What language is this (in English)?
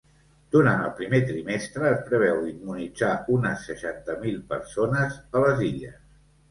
Catalan